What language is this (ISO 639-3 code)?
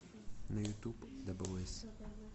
rus